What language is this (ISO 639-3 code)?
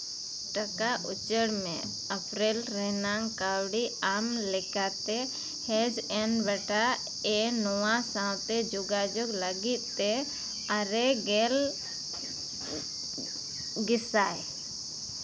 sat